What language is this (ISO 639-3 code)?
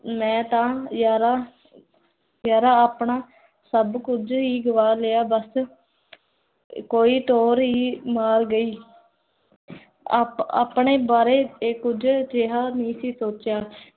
pan